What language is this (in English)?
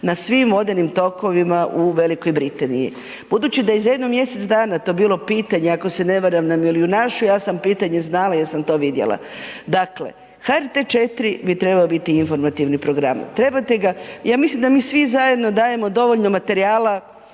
Croatian